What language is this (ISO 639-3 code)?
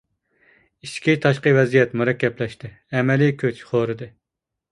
uig